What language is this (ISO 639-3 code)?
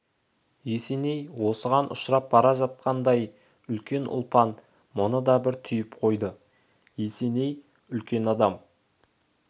kaz